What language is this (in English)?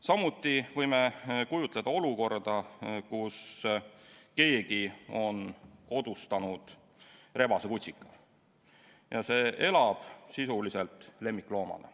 Estonian